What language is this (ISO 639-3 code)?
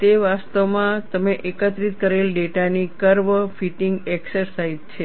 guj